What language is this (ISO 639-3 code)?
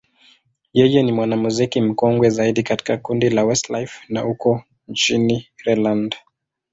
swa